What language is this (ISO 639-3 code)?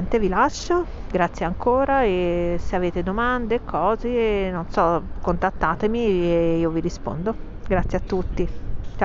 ita